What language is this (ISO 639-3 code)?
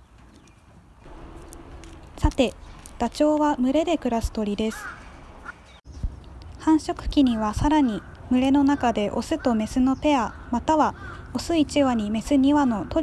jpn